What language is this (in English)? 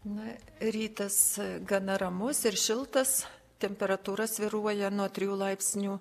Lithuanian